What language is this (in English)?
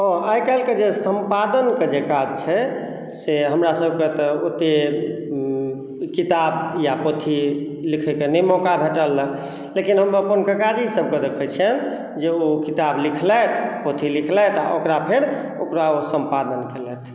Maithili